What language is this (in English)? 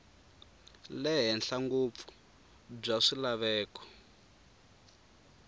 Tsonga